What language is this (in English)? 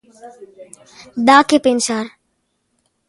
Galician